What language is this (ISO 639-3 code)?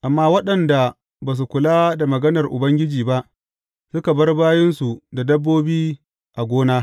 hau